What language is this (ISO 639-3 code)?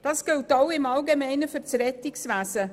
gsw